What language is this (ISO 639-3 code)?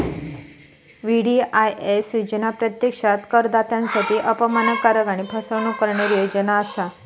mar